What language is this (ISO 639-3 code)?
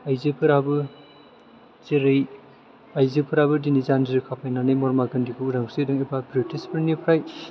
brx